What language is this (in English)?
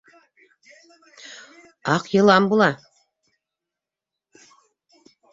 Bashkir